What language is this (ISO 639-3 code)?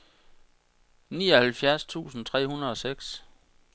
dan